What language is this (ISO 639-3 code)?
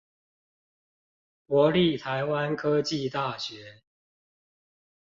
zho